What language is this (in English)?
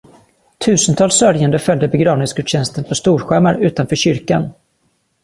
Swedish